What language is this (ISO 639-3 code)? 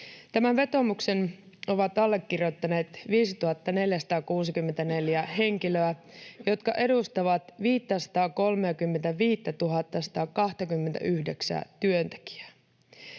fin